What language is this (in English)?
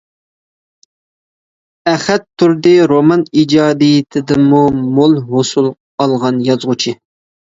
Uyghur